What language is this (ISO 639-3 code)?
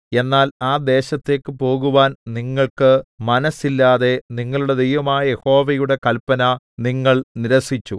mal